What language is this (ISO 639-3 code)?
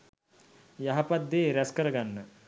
sin